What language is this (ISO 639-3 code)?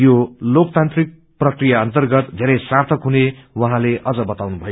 nep